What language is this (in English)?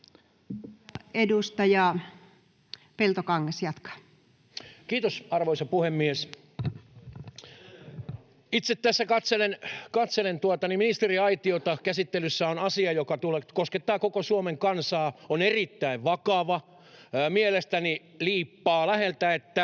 Finnish